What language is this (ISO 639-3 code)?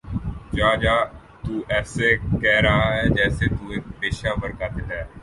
urd